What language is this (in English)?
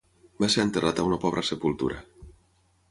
Catalan